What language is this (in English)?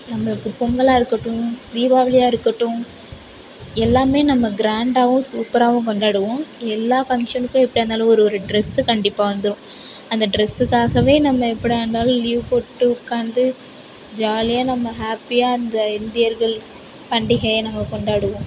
Tamil